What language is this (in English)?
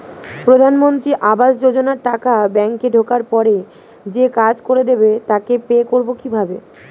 Bangla